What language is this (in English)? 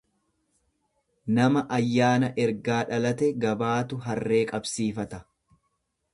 Oromo